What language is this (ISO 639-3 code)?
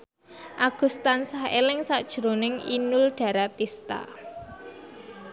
jav